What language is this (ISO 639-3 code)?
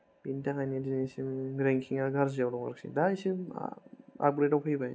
brx